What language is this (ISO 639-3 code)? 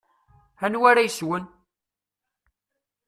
kab